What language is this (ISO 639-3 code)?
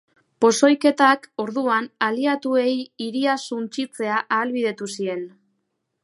eus